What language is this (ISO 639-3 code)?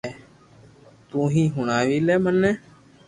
lrk